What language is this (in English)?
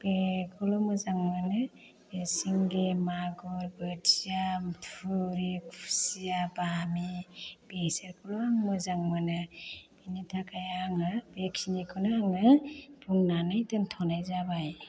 Bodo